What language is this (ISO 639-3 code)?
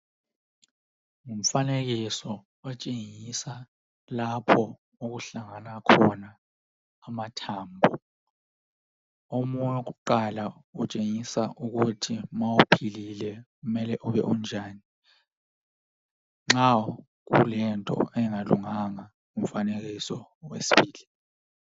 nde